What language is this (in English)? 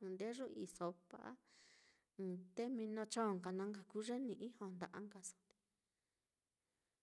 Mitlatongo Mixtec